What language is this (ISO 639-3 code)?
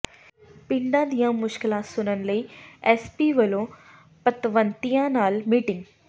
pan